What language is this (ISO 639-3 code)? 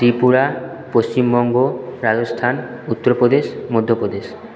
ben